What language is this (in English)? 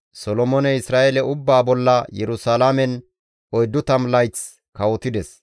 Gamo